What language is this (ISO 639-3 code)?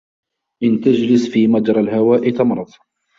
ara